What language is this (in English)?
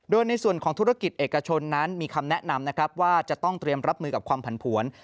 Thai